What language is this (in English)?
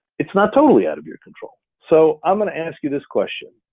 English